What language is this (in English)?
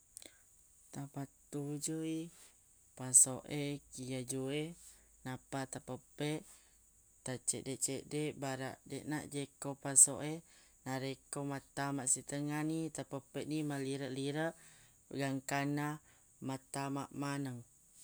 Buginese